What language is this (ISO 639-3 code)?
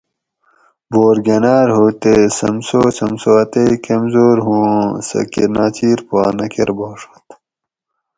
gwc